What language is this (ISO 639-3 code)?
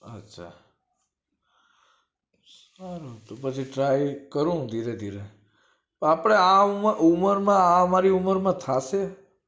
guj